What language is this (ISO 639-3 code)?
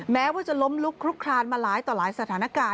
tha